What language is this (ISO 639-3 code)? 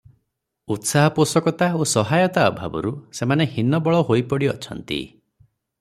ori